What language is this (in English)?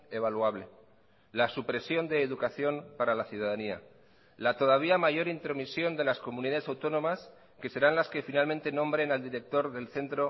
Spanish